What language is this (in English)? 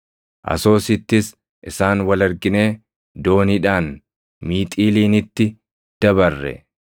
Oromo